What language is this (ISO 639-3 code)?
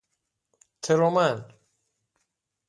fas